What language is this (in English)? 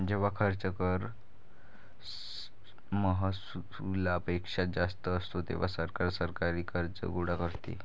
Marathi